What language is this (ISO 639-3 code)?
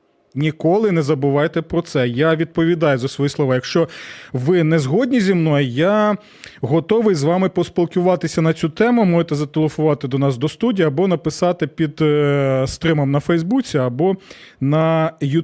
ukr